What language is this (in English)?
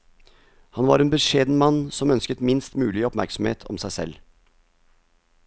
Norwegian